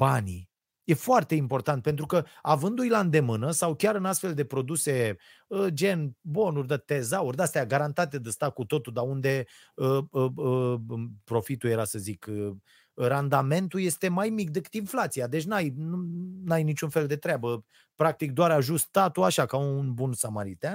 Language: Romanian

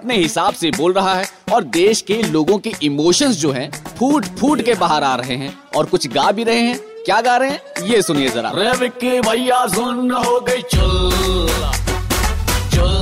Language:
Hindi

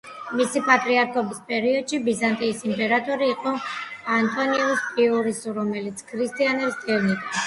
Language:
Georgian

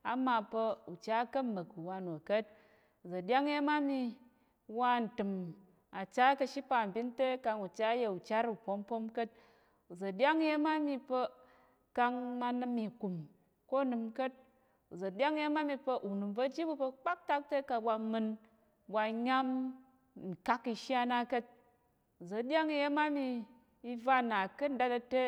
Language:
Tarok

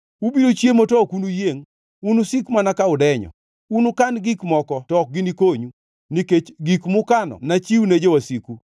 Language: Luo (Kenya and Tanzania)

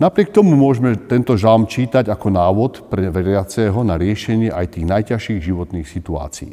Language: Slovak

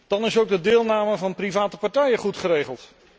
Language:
Dutch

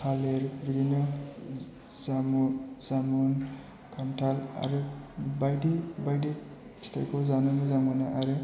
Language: Bodo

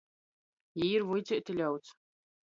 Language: Latgalian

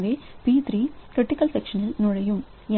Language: Tamil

